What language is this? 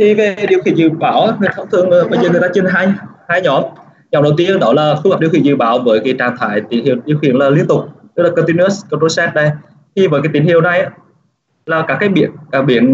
Vietnamese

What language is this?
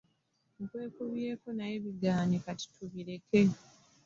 Ganda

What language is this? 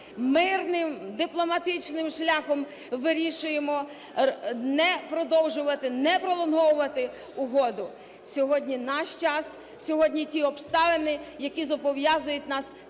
Ukrainian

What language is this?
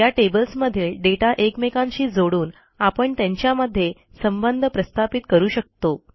Marathi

